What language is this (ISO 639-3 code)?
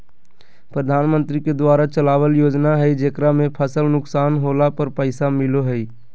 mag